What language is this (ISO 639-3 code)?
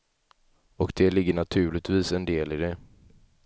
swe